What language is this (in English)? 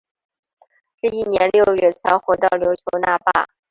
Chinese